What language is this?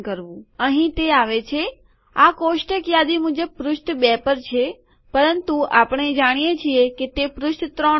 Gujarati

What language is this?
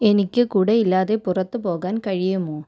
Malayalam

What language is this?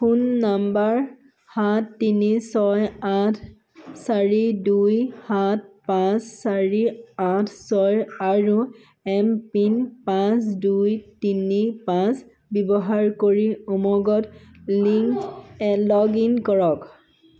Assamese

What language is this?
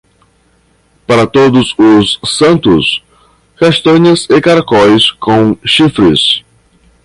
Portuguese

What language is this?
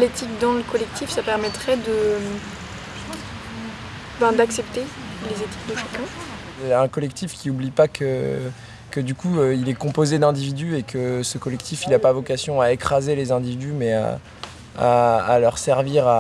French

